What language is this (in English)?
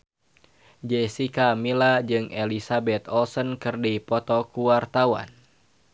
Sundanese